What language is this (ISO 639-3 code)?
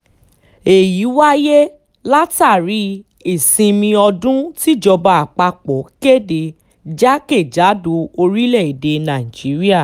yor